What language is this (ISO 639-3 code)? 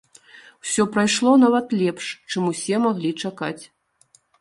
bel